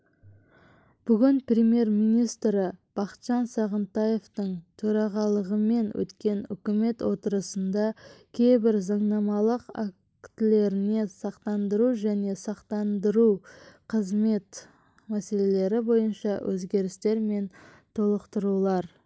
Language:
Kazakh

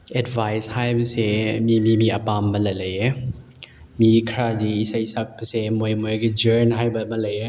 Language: Manipuri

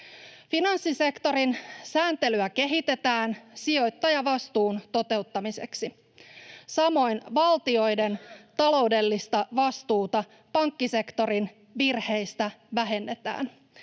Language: Finnish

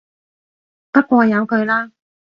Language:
Cantonese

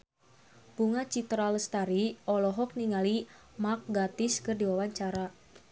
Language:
Sundanese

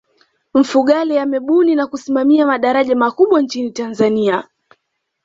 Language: Swahili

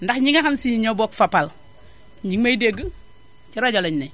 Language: Wolof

